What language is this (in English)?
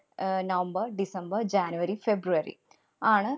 Malayalam